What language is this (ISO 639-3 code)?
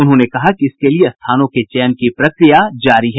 hin